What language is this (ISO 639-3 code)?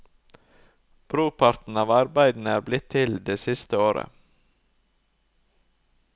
nor